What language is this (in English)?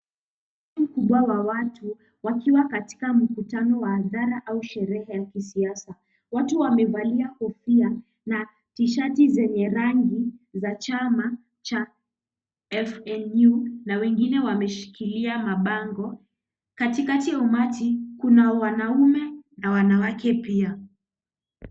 Swahili